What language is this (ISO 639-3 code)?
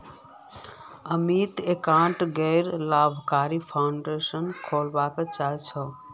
mag